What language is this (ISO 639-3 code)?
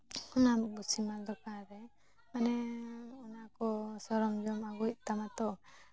sat